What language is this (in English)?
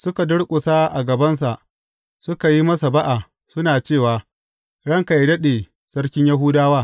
Hausa